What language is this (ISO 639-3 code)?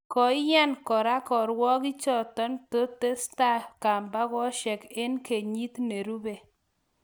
kln